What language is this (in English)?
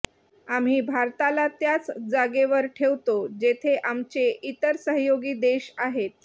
Marathi